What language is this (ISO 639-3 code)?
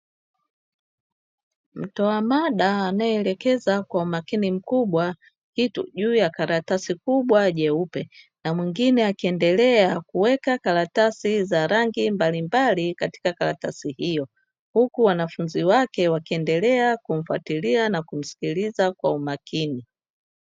swa